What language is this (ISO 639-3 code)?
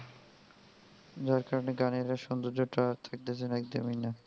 ben